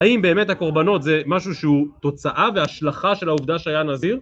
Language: Hebrew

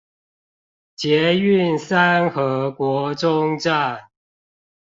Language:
Chinese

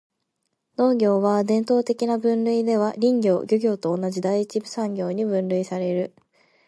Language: Japanese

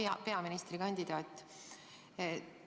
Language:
Estonian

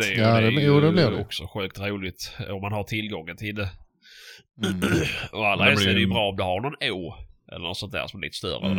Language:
Swedish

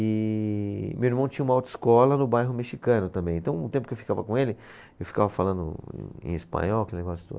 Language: Portuguese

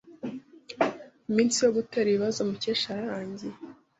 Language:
Kinyarwanda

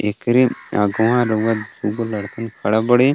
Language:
Bhojpuri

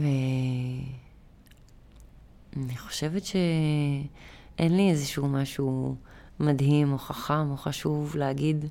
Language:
Hebrew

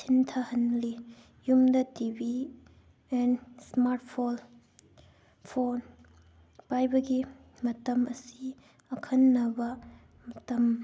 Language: Manipuri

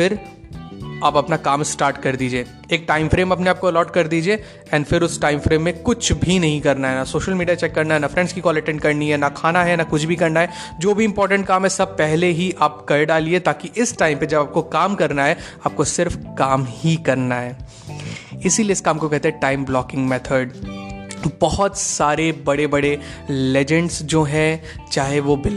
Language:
Hindi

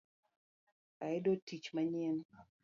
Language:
Luo (Kenya and Tanzania)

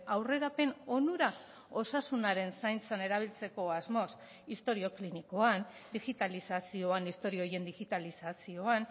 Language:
Basque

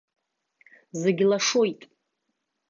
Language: Abkhazian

